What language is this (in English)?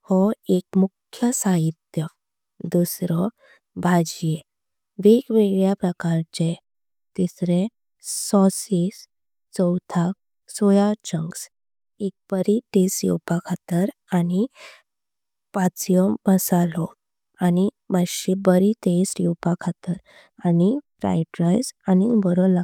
Konkani